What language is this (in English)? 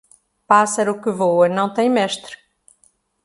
Portuguese